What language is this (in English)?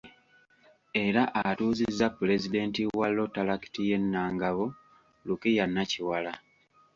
Ganda